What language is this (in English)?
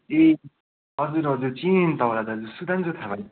Nepali